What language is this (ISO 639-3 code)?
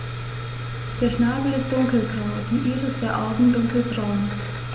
deu